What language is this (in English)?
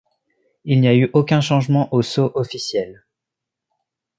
French